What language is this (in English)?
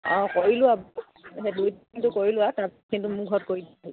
Assamese